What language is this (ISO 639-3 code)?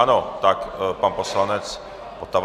ces